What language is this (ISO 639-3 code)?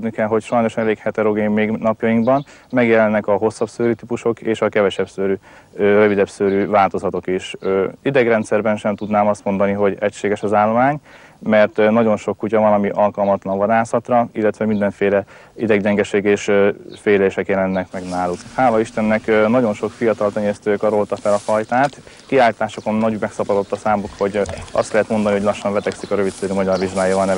hun